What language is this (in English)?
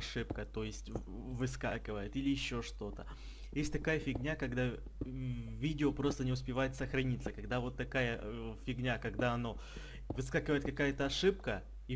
Russian